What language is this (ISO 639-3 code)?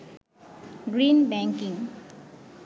ben